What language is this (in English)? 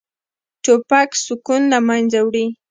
Pashto